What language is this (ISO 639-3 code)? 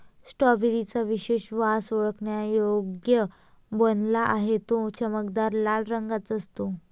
mar